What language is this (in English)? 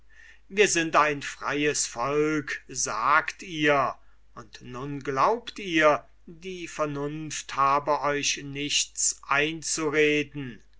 German